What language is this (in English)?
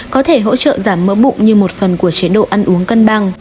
Vietnamese